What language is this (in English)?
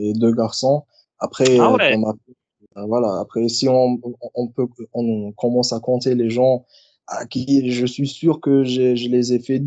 French